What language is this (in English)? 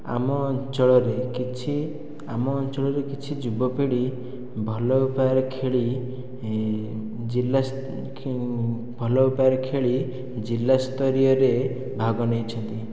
Odia